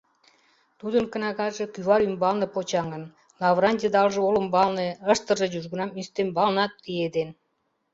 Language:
Mari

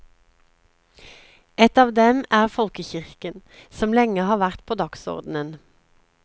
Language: Norwegian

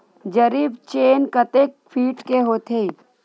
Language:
Chhattisgarhi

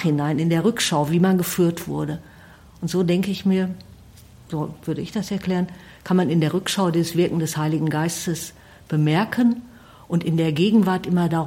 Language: German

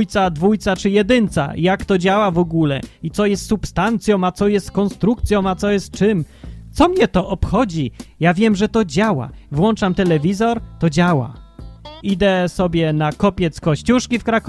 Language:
Polish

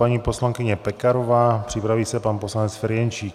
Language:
Czech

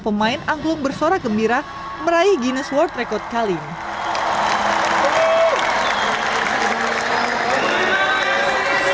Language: Indonesian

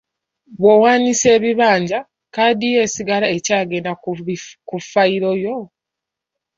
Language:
Ganda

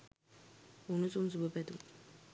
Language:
Sinhala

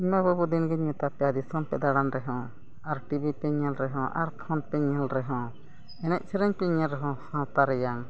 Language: Santali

